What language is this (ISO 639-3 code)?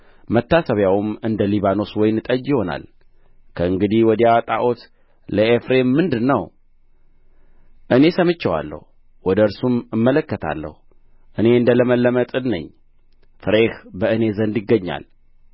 amh